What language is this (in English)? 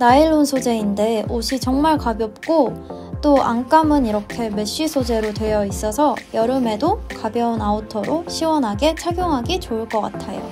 Korean